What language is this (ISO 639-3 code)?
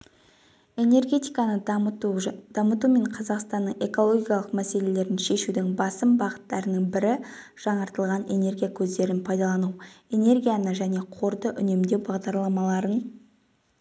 kaz